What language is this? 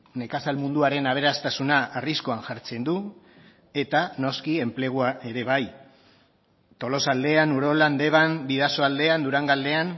Basque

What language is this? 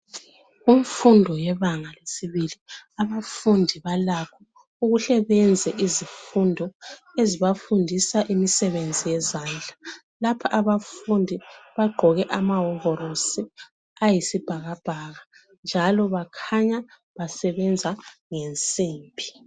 North Ndebele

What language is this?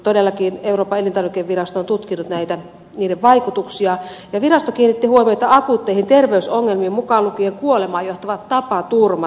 Finnish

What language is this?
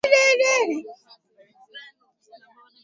Swahili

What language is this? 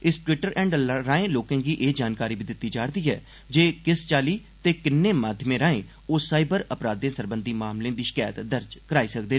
Dogri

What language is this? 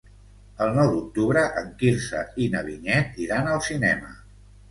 Catalan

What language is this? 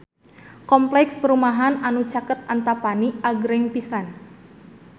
Sundanese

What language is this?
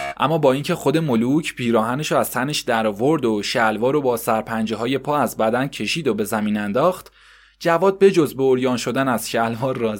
Persian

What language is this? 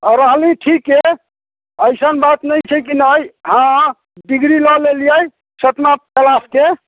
Maithili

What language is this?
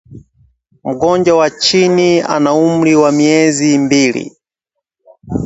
Swahili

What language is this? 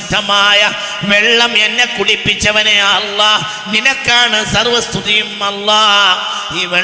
Malayalam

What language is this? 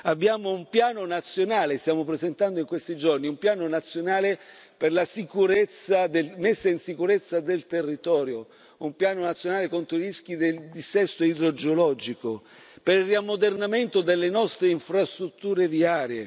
Italian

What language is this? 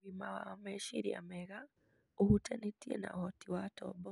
Kikuyu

